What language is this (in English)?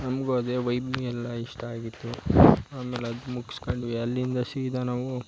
Kannada